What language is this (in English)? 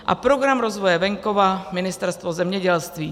Czech